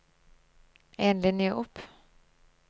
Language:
Norwegian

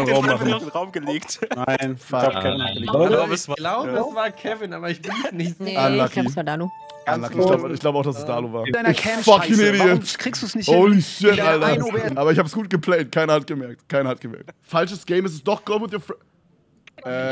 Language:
German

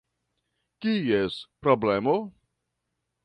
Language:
Esperanto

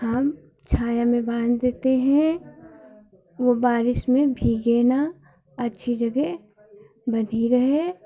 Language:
Hindi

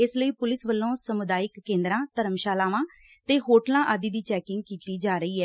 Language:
Punjabi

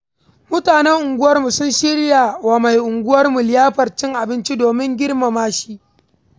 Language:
Hausa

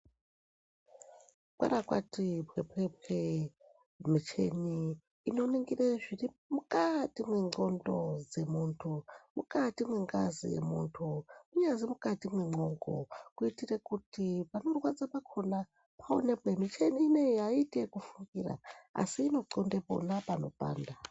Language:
Ndau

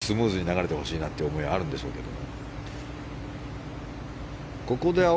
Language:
Japanese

